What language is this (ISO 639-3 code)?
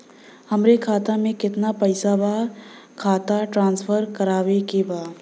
bho